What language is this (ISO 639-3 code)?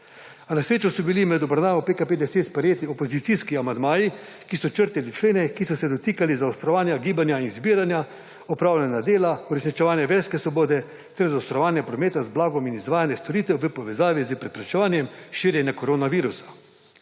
slv